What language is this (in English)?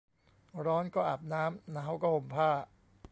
Thai